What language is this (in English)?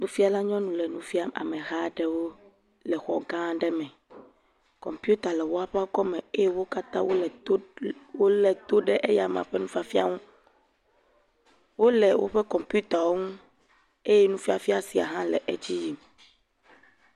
Ewe